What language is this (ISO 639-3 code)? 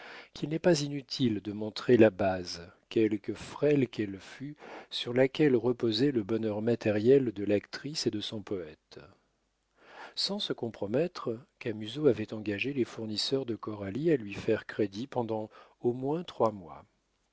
fra